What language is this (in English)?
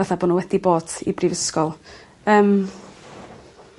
Welsh